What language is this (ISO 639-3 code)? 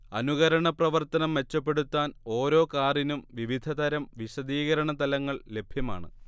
mal